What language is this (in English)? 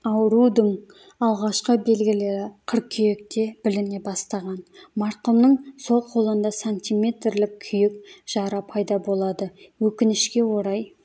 Kazakh